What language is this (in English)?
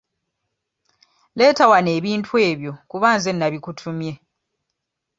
Ganda